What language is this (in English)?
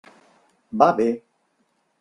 Catalan